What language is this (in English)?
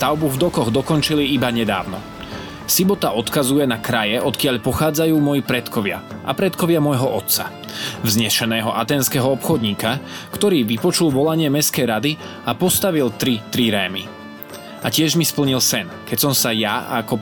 Slovak